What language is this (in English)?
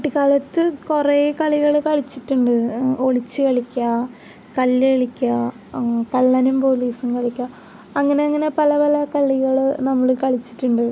Malayalam